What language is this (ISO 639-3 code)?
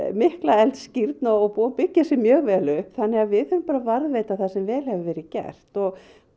isl